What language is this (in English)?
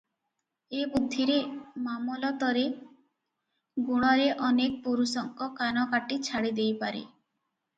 Odia